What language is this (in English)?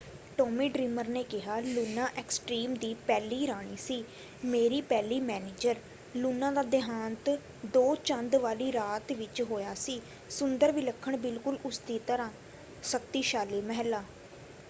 Punjabi